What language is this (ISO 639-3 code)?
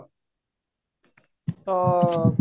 ori